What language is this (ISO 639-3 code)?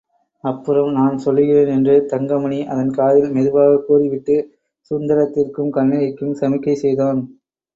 tam